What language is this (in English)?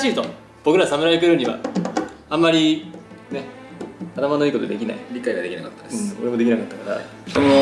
Japanese